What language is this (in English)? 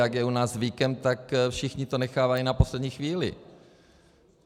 Czech